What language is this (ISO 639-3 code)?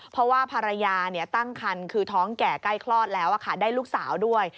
tha